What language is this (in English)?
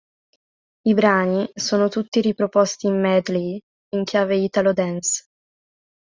Italian